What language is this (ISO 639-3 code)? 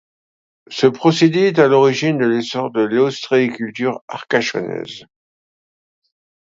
fra